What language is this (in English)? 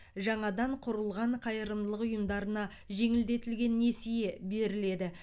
Kazakh